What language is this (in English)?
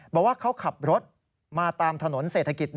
Thai